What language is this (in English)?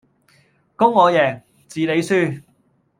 Cantonese